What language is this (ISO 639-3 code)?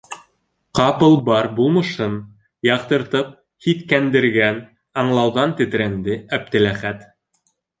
bak